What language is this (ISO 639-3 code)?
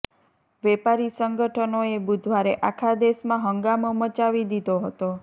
guj